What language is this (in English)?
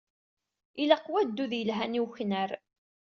Kabyle